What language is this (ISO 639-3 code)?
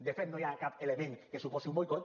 cat